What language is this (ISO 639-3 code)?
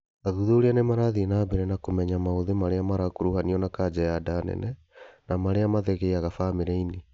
kik